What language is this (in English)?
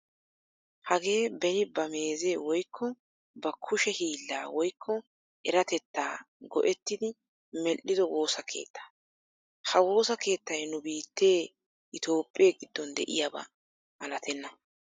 Wolaytta